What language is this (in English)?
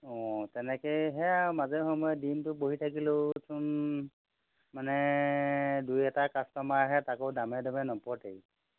Assamese